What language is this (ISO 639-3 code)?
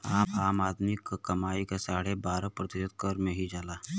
bho